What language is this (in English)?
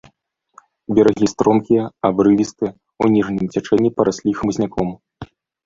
Belarusian